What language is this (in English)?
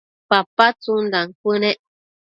Matsés